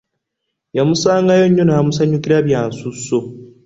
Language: Ganda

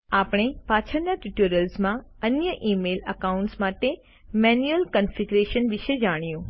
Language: Gujarati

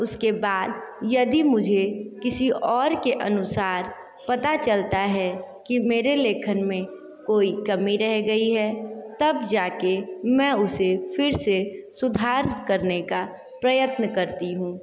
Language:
Hindi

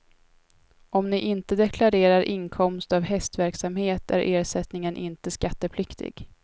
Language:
Swedish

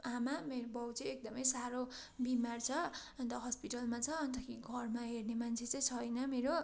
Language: Nepali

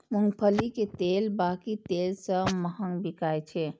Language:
Maithili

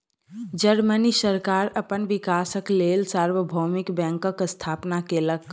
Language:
Maithili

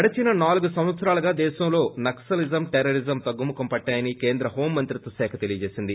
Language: Telugu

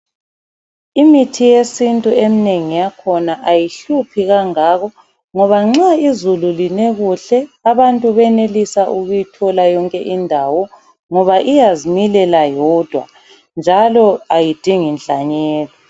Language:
North Ndebele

